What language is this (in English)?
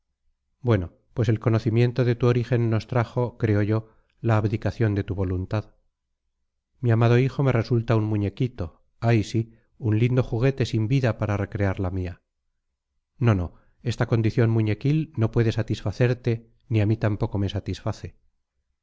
Spanish